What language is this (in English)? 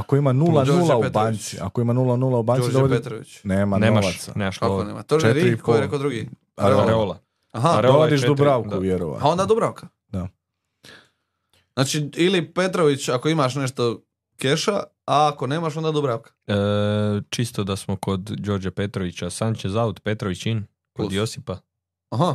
Croatian